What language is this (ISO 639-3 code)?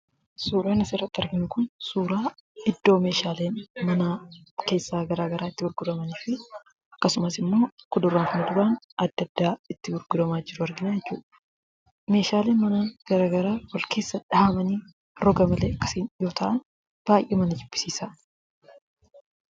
orm